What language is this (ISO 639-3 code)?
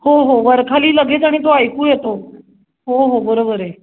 mar